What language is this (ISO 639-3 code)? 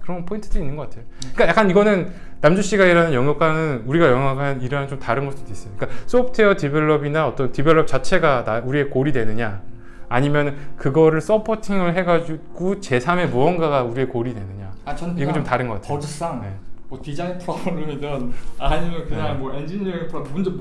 kor